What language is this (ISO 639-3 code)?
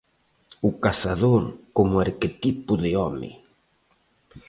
glg